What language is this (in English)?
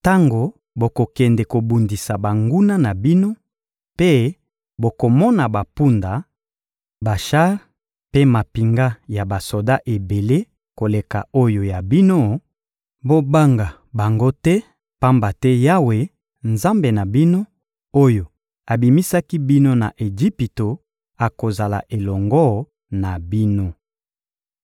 Lingala